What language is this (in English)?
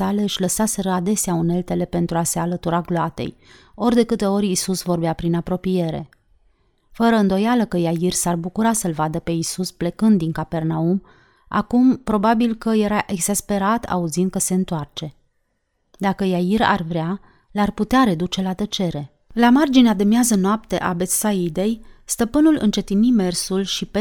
Romanian